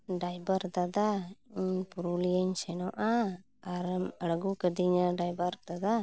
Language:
Santali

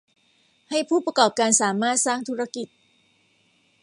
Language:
Thai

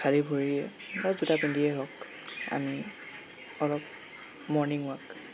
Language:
Assamese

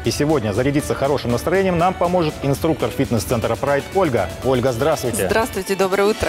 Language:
Russian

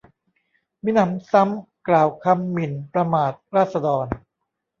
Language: Thai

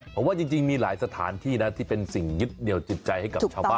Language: Thai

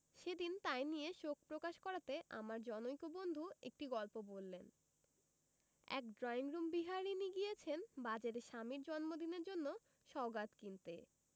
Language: Bangla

